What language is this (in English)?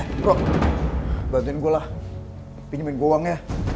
Indonesian